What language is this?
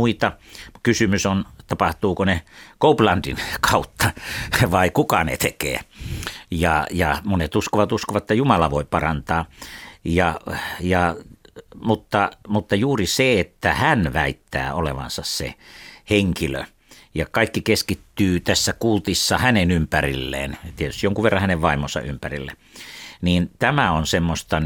Finnish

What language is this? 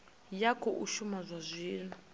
Venda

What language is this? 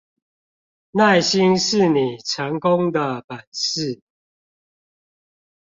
Chinese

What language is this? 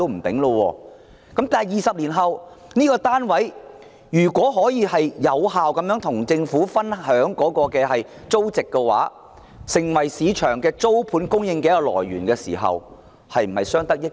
Cantonese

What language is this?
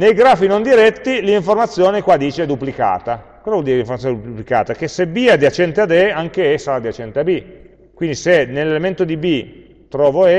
Italian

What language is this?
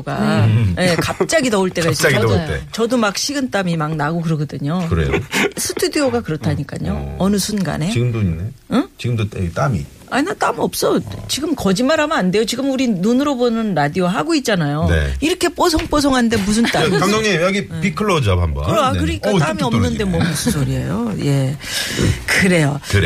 Korean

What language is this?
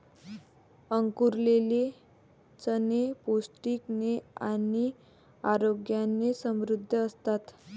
Marathi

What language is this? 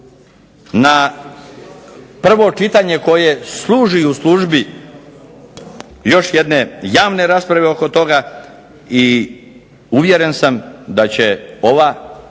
Croatian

